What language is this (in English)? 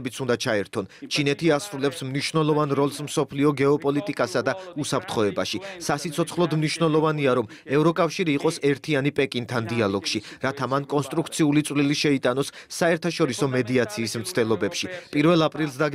Romanian